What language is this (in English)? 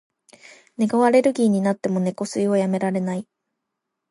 Japanese